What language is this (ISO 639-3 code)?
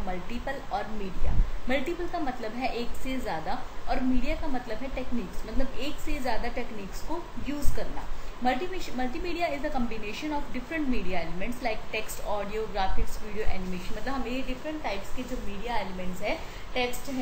hin